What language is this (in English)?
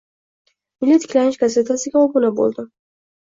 Uzbek